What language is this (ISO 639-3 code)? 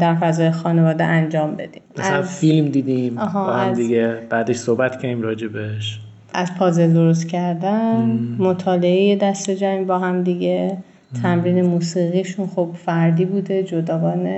fas